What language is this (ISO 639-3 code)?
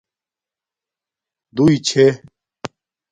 dmk